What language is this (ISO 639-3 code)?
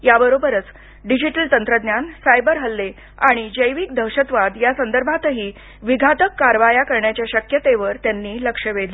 mar